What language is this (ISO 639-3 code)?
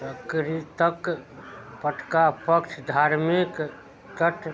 mai